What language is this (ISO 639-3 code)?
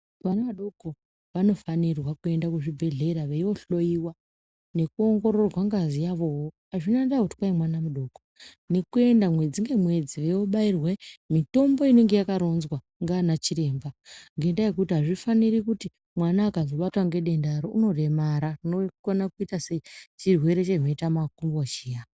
ndc